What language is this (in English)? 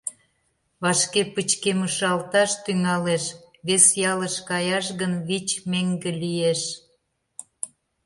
Mari